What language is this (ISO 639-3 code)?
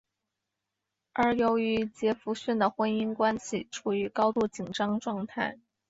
zho